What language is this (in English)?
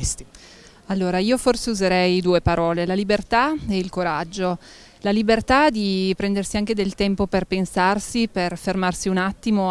Italian